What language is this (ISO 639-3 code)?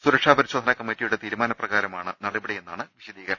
mal